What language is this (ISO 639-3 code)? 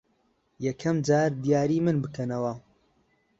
ckb